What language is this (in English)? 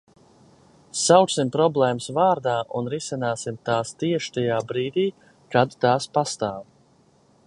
Latvian